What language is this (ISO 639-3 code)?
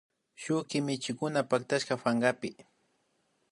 qvi